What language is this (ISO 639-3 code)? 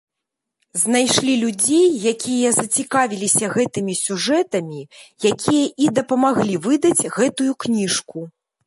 bel